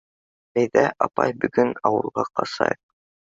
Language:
Bashkir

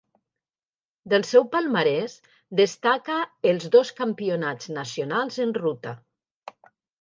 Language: Catalan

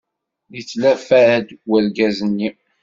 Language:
Kabyle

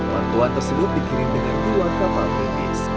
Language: Indonesian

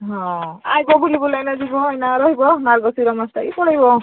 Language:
Odia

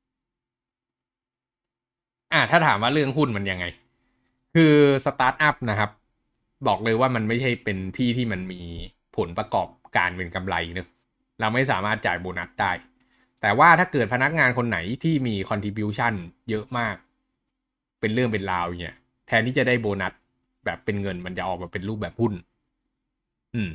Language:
Thai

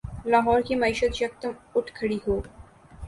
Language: Urdu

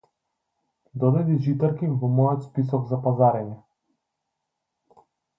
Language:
Macedonian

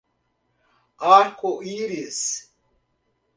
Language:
Portuguese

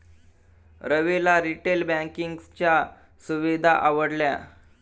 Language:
Marathi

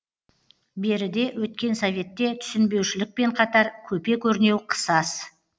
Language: Kazakh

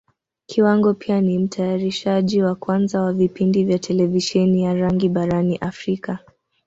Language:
Swahili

